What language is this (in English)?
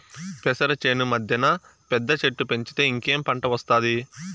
Telugu